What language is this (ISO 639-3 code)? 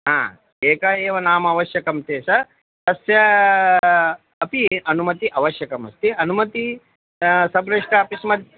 san